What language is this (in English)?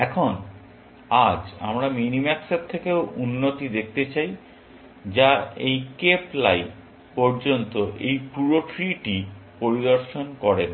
Bangla